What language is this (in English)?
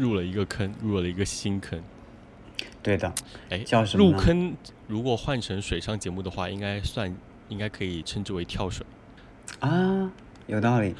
Chinese